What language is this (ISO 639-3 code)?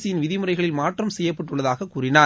tam